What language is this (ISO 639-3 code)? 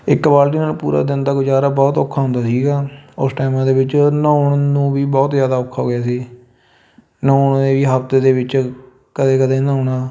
pan